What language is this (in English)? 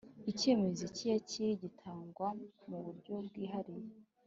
Kinyarwanda